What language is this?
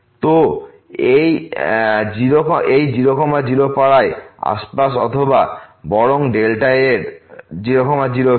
Bangla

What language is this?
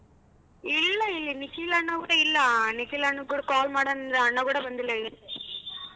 Kannada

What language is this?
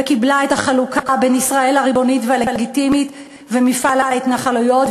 Hebrew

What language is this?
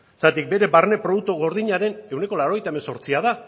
Basque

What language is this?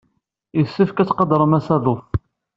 Kabyle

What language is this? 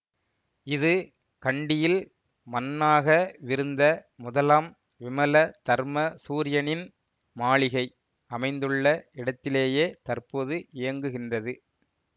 Tamil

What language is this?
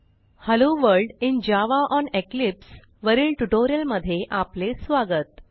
Marathi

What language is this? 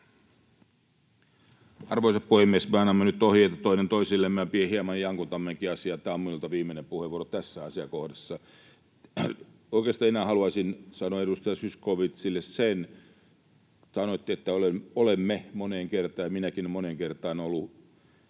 Finnish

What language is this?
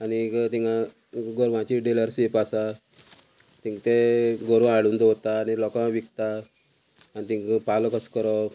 Konkani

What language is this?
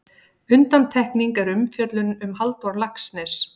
Icelandic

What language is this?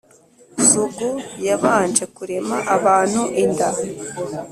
Kinyarwanda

